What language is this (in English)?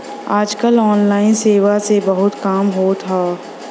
Bhojpuri